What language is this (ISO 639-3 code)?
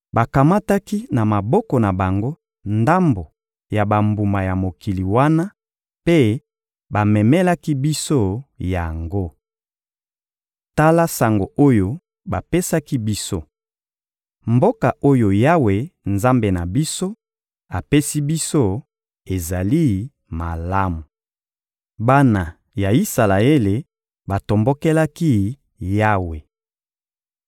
lin